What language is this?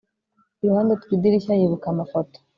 Kinyarwanda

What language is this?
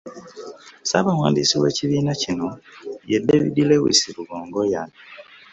Ganda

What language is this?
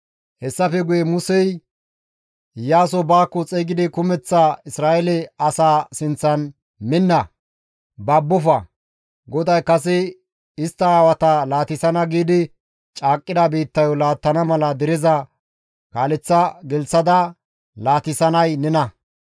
Gamo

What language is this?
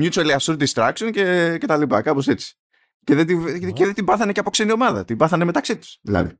Greek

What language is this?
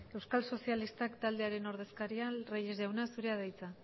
Basque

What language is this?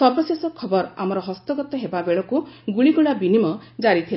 Odia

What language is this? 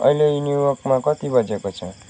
Nepali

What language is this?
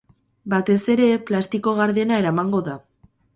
Basque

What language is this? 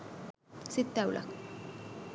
Sinhala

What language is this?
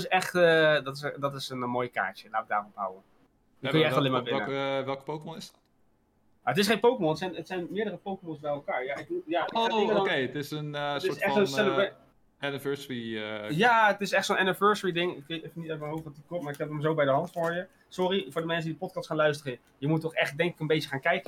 Dutch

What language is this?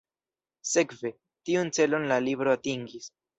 Esperanto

